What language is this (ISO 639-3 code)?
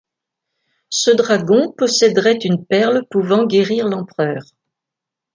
fra